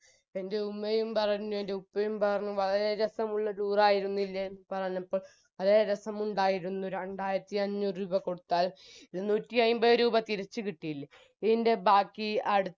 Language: Malayalam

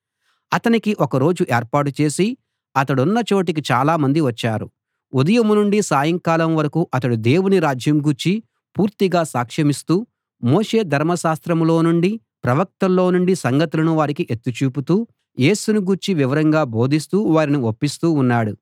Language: Telugu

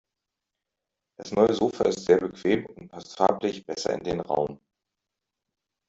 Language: German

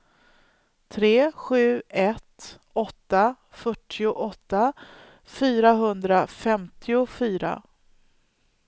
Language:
Swedish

